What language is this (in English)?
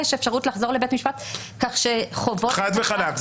Hebrew